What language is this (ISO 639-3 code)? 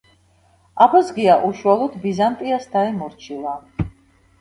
kat